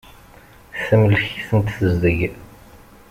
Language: Kabyle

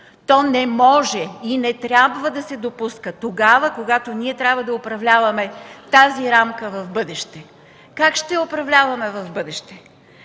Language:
Bulgarian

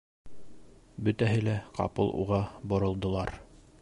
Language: Bashkir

